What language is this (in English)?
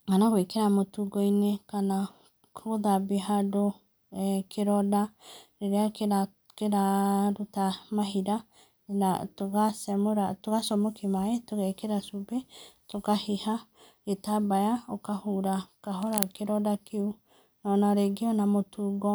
Kikuyu